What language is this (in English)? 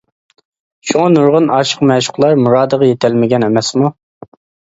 Uyghur